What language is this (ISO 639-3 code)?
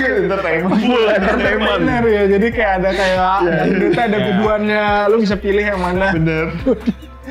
ind